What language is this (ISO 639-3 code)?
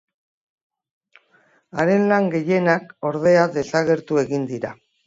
eus